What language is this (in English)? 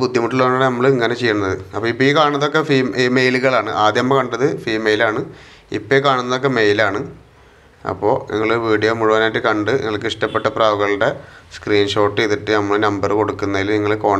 Arabic